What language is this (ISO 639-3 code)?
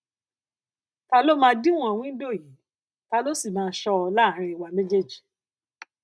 yor